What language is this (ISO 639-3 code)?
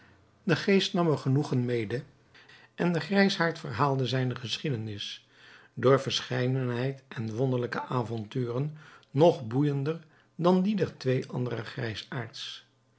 nld